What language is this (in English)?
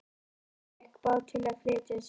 Icelandic